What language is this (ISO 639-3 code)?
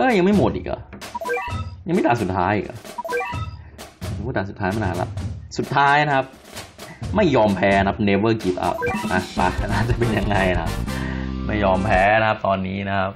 tha